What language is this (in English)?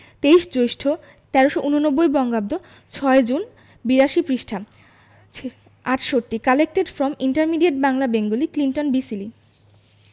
Bangla